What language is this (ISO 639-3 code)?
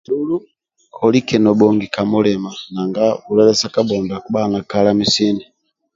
rwm